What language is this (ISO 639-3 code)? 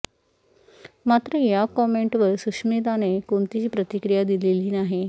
mar